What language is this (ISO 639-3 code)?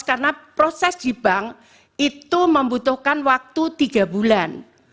ind